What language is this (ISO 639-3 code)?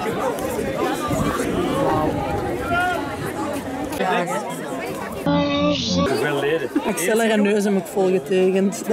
nld